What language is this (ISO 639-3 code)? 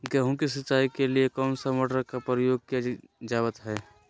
mag